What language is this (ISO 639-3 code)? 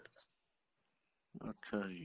pan